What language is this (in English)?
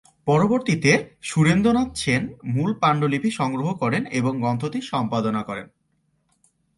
Bangla